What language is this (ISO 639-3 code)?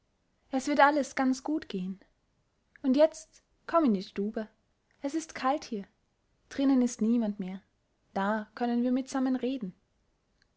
deu